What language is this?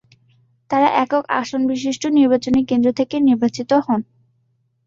Bangla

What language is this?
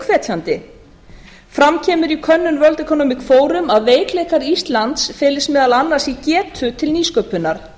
Icelandic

